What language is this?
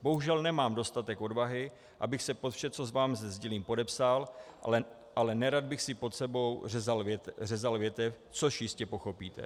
Czech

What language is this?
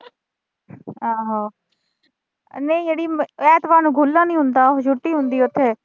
Punjabi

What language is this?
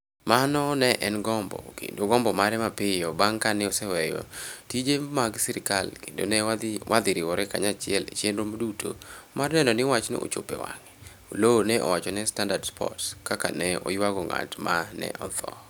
Luo (Kenya and Tanzania)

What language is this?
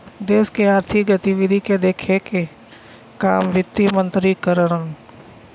Bhojpuri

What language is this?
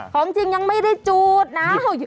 Thai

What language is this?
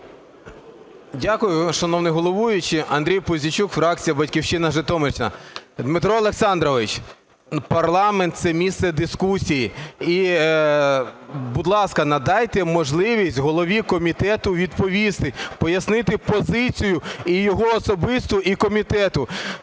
Ukrainian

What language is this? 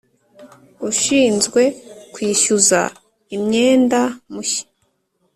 Kinyarwanda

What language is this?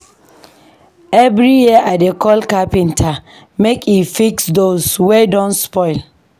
Nigerian Pidgin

